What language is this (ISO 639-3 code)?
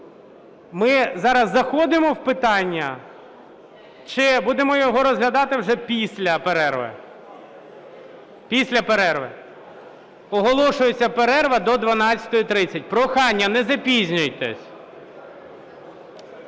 ukr